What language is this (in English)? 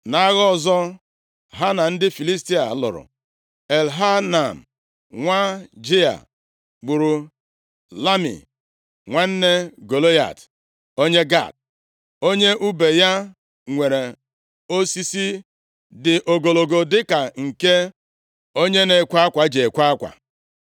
Igbo